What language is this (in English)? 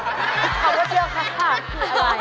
Thai